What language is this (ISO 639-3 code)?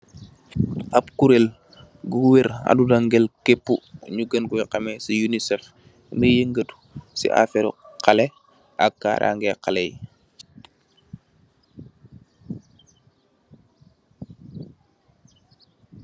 wol